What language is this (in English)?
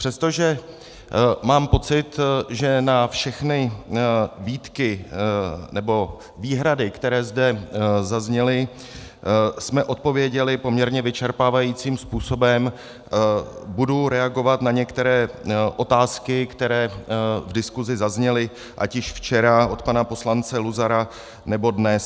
Czech